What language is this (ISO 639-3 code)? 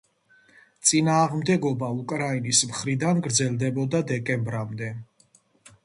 kat